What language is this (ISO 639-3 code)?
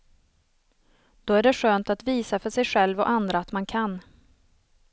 swe